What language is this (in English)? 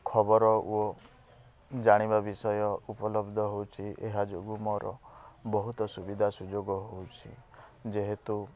Odia